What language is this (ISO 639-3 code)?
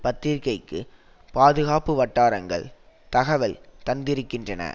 tam